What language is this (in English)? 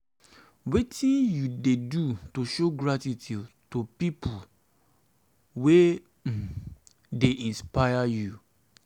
Nigerian Pidgin